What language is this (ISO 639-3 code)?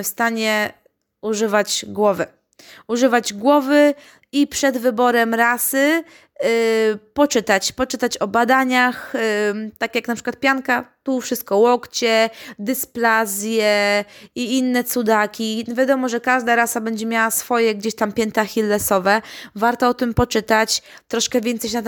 pol